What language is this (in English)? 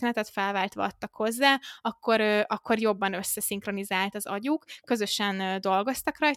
Hungarian